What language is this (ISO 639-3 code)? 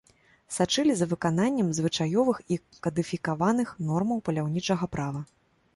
bel